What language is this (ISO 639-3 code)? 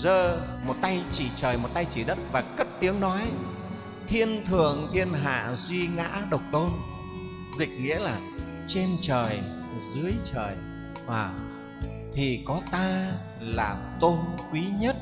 vie